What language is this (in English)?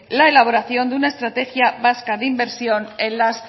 Spanish